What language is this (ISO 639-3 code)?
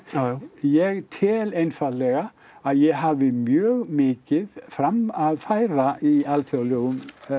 isl